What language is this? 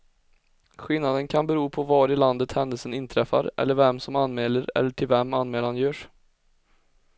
Swedish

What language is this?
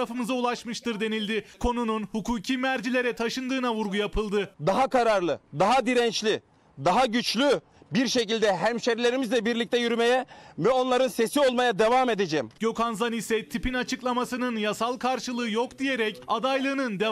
Turkish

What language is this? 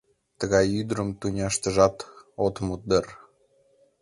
Mari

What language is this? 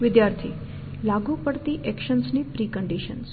Gujarati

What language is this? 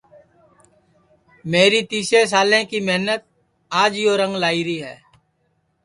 Sansi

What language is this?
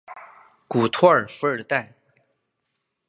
Chinese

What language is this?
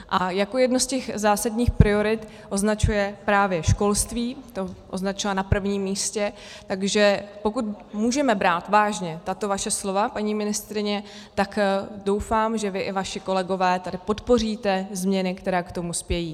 Czech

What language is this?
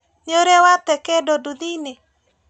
Kikuyu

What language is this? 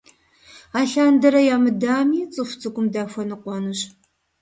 Kabardian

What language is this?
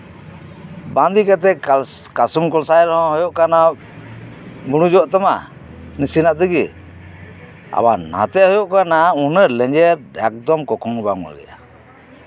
Santali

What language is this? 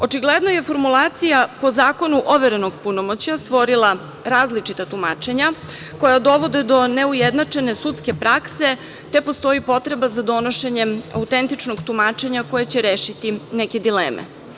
Serbian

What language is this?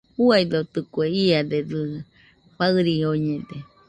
Nüpode Huitoto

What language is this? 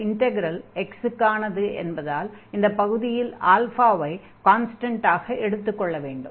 Tamil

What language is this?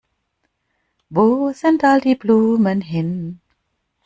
German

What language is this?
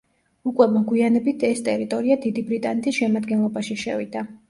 Georgian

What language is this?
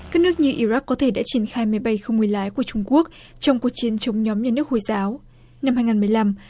Vietnamese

